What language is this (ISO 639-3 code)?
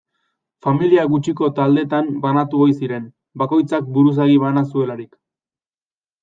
eus